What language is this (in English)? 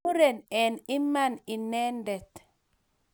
Kalenjin